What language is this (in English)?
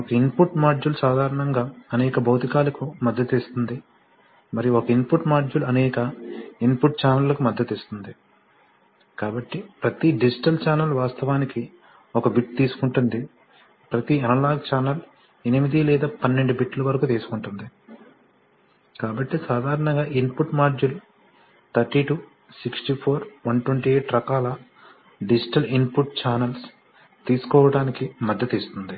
Telugu